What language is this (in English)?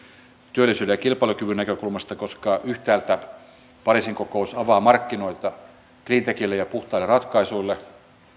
Finnish